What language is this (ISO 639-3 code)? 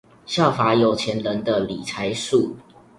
zho